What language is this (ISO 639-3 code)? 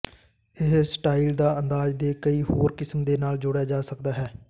pan